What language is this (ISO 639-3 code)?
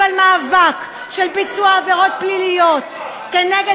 heb